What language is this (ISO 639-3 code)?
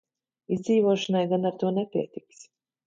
lav